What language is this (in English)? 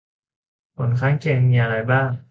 Thai